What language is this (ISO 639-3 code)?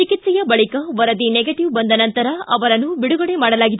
kan